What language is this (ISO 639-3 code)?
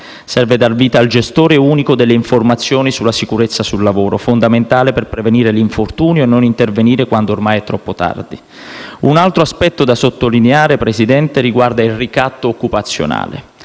ita